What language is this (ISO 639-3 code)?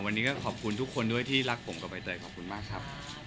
tha